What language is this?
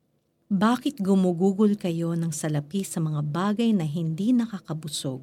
Filipino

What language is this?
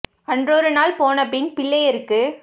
Tamil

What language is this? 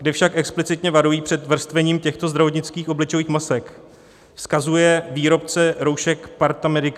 Czech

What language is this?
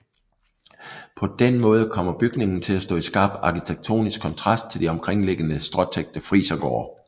Danish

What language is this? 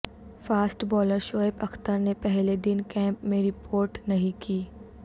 Urdu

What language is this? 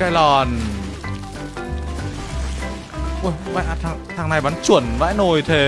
Vietnamese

